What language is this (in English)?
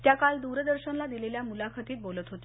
Marathi